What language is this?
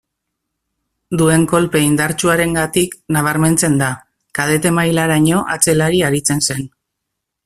Basque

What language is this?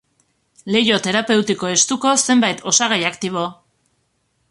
Basque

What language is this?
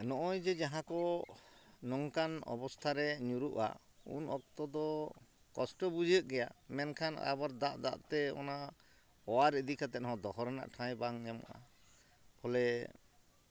Santali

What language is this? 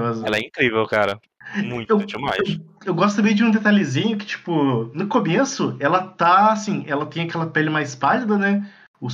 Portuguese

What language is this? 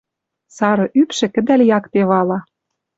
Western Mari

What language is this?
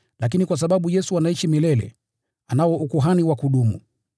Swahili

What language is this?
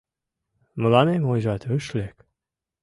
Mari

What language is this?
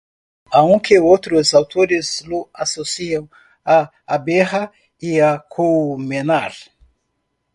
Spanish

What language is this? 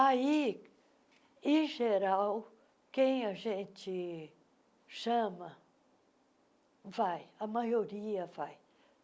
Portuguese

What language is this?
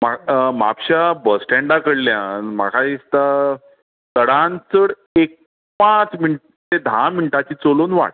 Konkani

